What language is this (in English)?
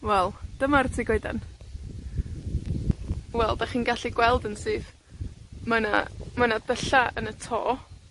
Welsh